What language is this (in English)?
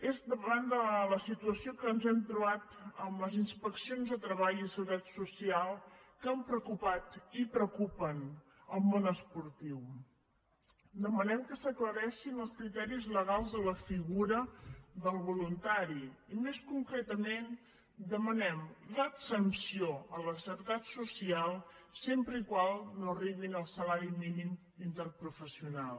Catalan